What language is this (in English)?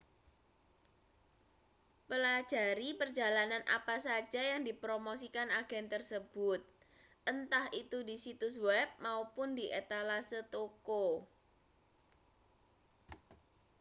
Indonesian